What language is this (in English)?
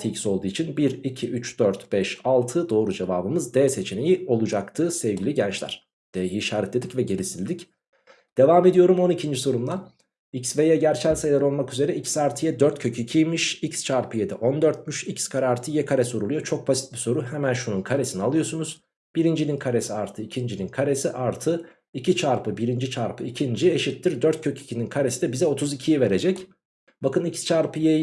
Turkish